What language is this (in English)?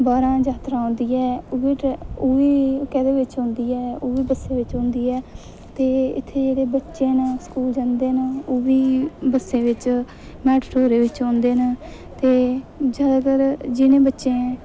Dogri